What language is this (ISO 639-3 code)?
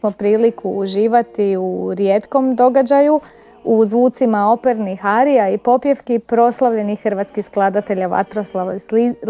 hrv